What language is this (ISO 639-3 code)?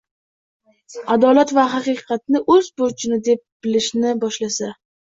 uzb